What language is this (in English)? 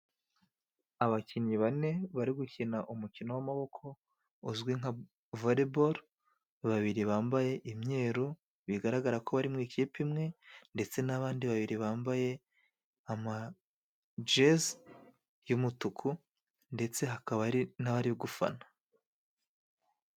Kinyarwanda